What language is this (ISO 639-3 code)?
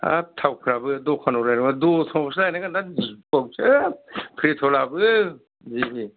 brx